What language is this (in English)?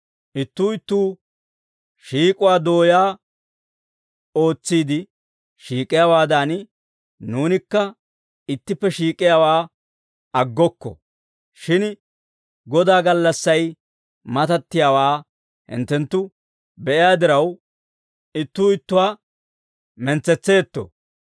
Dawro